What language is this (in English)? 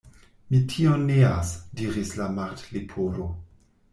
Esperanto